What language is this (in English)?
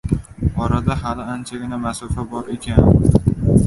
Uzbek